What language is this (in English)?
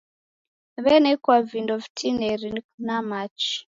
Taita